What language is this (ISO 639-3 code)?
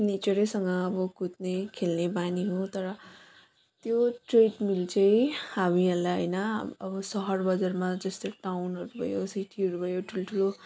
nep